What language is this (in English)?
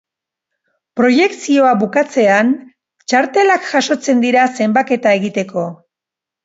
Basque